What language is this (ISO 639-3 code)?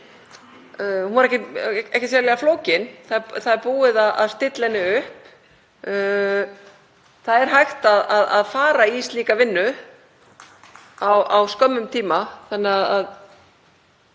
isl